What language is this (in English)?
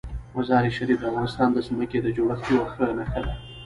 Pashto